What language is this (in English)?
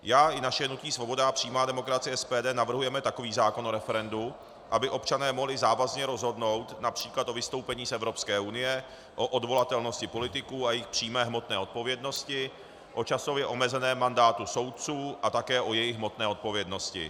Czech